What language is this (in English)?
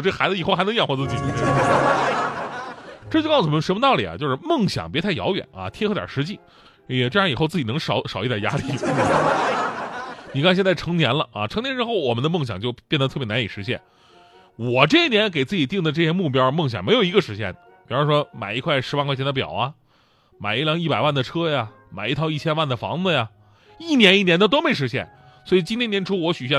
Chinese